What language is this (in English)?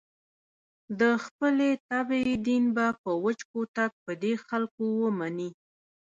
Pashto